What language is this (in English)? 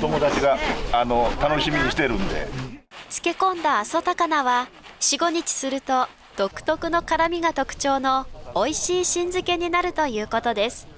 Japanese